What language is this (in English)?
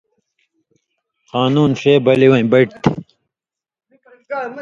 Indus Kohistani